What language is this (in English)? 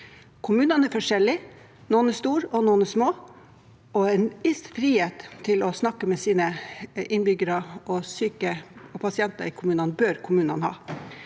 Norwegian